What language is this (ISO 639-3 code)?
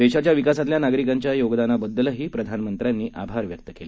mar